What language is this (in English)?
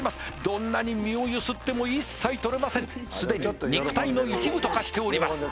Japanese